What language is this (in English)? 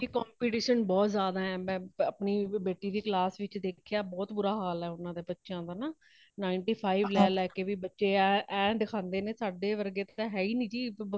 Punjabi